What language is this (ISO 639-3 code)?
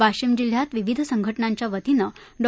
mar